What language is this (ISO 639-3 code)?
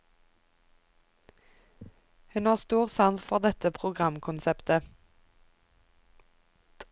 nor